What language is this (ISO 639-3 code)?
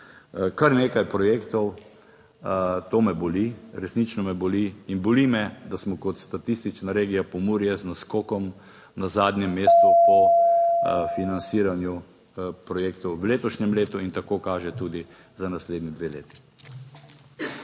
slv